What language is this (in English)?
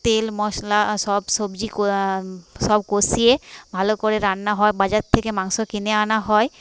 Bangla